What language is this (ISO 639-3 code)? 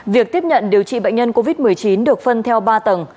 vie